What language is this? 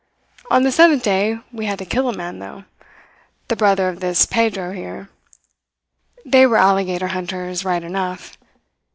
English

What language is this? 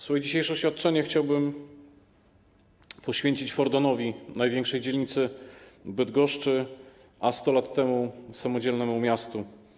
Polish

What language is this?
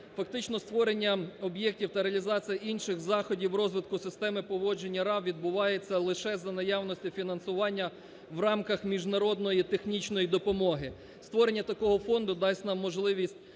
Ukrainian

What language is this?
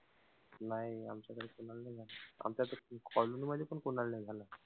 Marathi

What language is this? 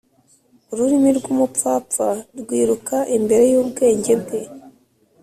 Kinyarwanda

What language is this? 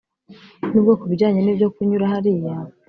Kinyarwanda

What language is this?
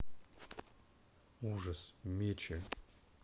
Russian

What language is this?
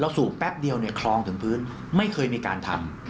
Thai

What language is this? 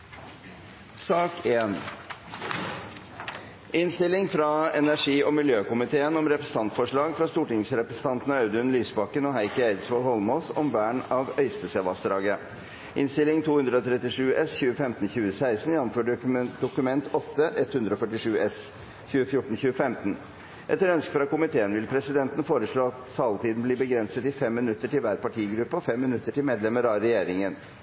Norwegian Bokmål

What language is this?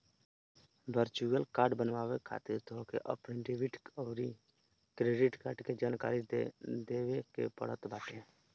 Bhojpuri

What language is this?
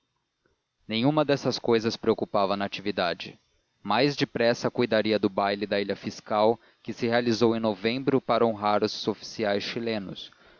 Portuguese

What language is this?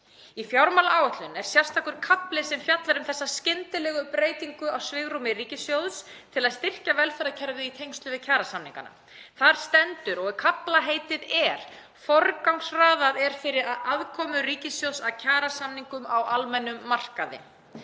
Icelandic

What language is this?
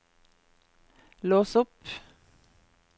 Norwegian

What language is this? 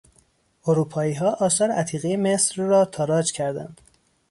Persian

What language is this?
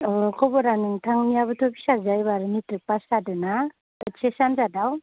Bodo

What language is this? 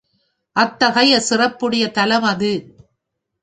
Tamil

